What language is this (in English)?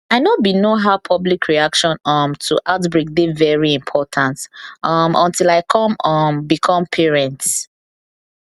Nigerian Pidgin